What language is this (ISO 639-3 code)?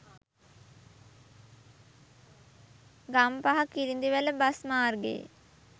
sin